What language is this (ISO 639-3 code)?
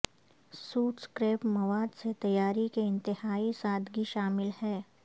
urd